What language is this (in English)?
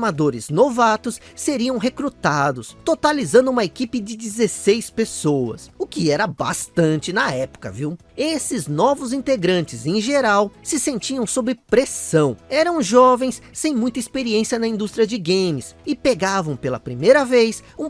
Portuguese